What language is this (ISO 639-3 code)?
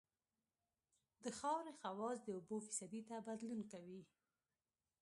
pus